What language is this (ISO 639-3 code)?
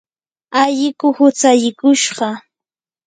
qur